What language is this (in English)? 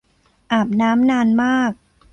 Thai